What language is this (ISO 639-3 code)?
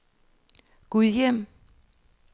dan